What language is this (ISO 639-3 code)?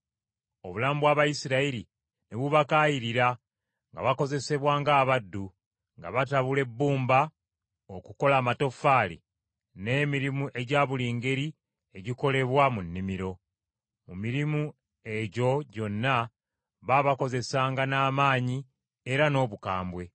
lug